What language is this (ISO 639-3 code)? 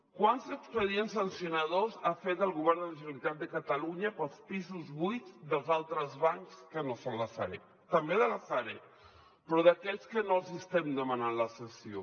cat